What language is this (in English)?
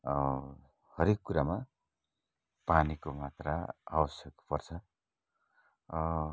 Nepali